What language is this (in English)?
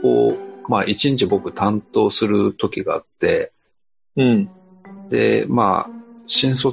Japanese